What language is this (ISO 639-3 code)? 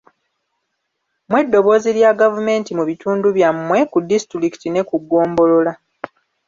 lug